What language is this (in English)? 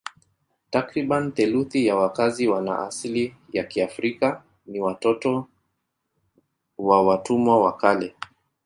Swahili